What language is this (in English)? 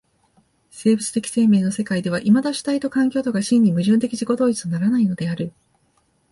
Japanese